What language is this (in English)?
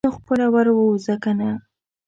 Pashto